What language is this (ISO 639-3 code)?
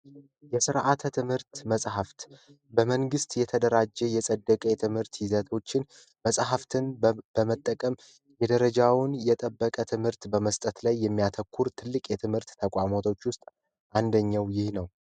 amh